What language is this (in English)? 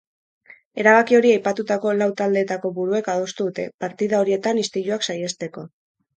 Basque